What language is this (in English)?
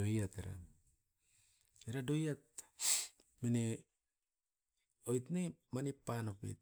Askopan